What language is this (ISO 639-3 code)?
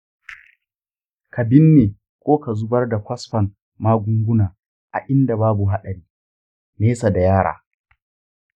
hau